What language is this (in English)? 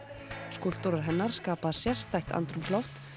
Icelandic